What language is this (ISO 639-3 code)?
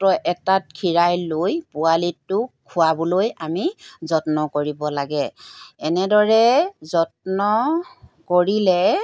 asm